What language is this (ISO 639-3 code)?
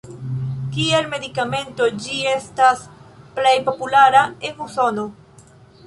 epo